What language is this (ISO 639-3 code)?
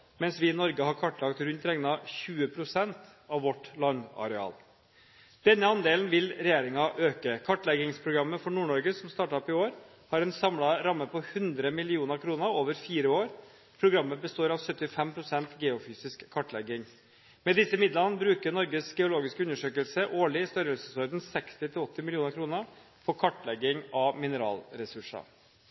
nob